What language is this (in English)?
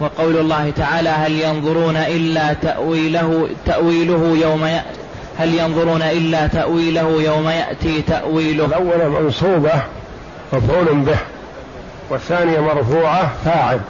Arabic